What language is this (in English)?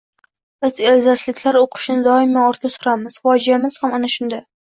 Uzbek